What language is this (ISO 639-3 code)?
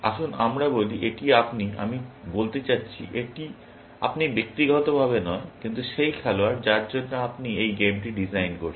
ben